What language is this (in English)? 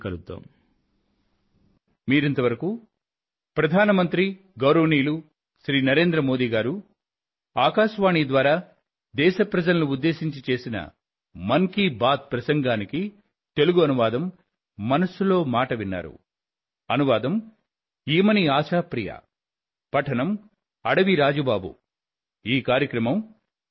Telugu